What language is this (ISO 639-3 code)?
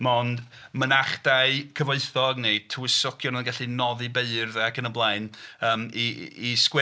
cym